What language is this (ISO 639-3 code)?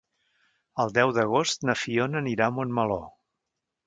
cat